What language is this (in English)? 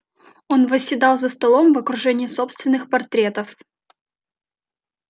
Russian